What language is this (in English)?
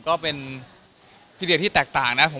Thai